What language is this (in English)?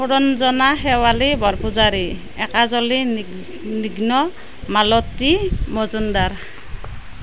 Assamese